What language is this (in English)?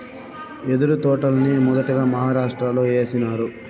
Telugu